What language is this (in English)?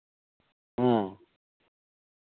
Santali